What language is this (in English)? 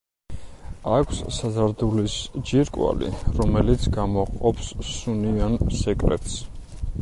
Georgian